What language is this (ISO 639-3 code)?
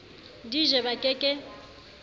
sot